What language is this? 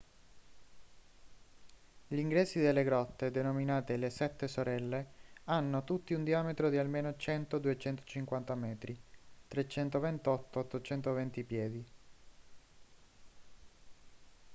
Italian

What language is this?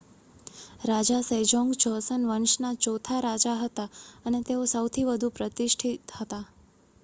Gujarati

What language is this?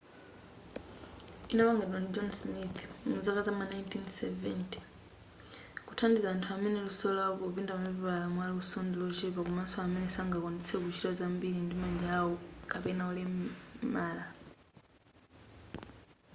Nyanja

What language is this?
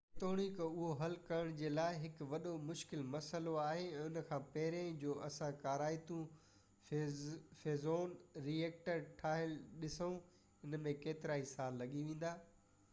Sindhi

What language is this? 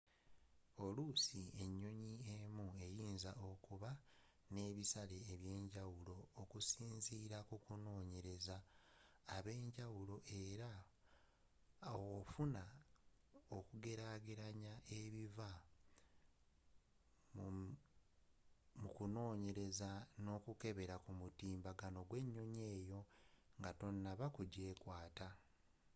Ganda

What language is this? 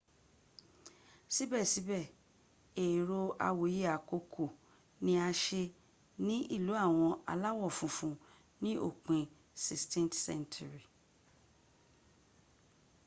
Yoruba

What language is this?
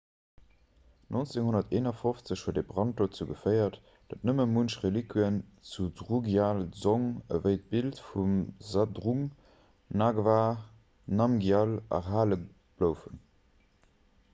Luxembourgish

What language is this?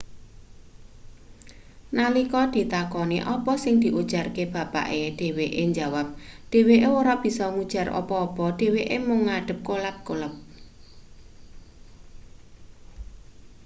Javanese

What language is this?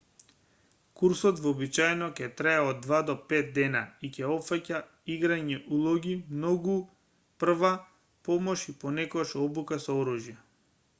Macedonian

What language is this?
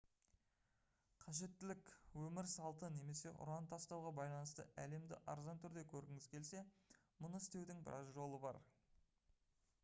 Kazakh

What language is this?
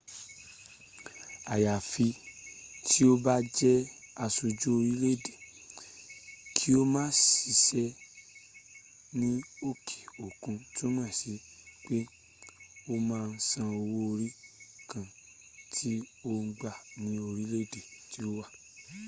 Yoruba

